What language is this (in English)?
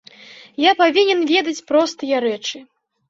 Belarusian